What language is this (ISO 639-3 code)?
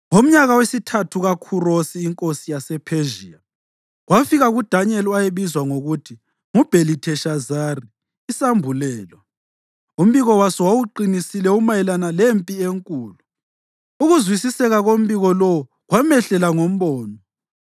nde